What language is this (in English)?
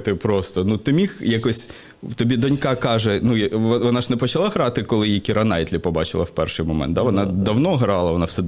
Ukrainian